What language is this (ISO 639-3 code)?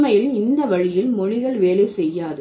tam